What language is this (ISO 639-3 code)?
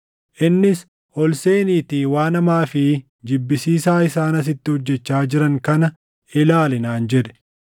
orm